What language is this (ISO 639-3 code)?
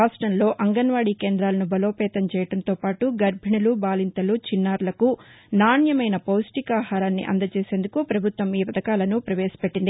tel